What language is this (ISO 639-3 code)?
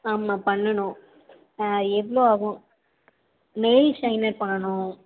tam